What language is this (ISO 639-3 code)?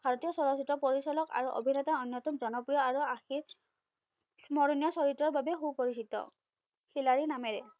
asm